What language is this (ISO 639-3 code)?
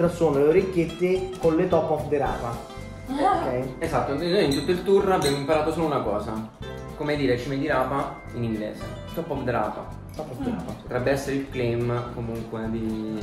ita